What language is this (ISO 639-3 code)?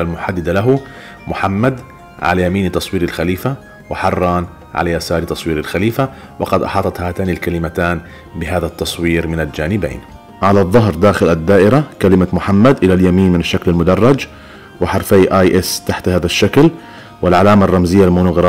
ara